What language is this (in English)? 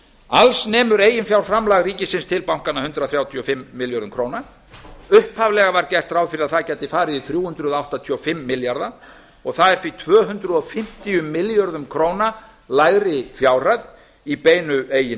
Icelandic